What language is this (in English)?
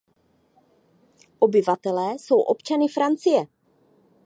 Czech